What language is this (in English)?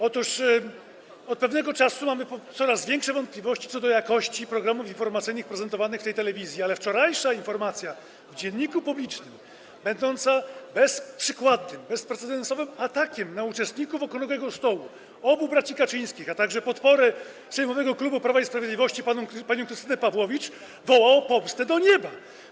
Polish